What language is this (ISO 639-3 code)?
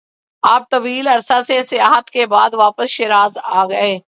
urd